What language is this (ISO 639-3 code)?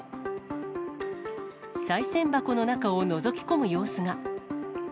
jpn